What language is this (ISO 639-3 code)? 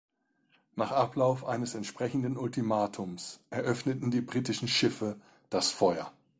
deu